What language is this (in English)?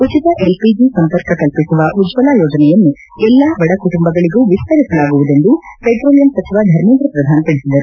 Kannada